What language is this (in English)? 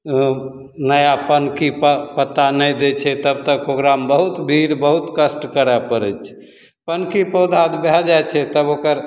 Maithili